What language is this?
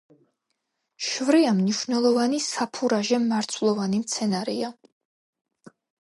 Georgian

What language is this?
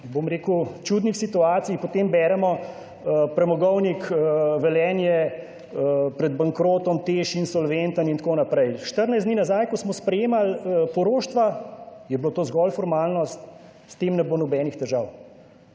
Slovenian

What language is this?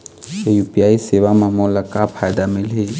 Chhattisgarhi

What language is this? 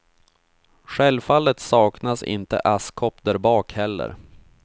Swedish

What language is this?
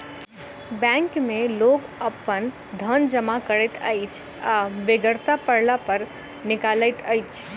Maithili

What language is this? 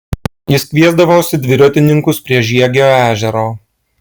Lithuanian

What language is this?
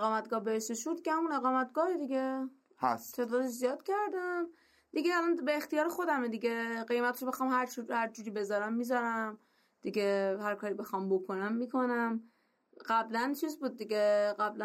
Persian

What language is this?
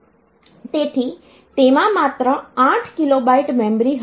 Gujarati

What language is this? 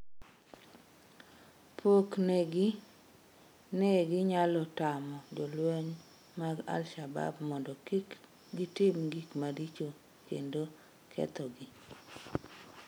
Luo (Kenya and Tanzania)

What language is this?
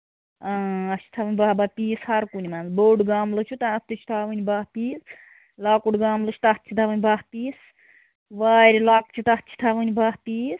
Kashmiri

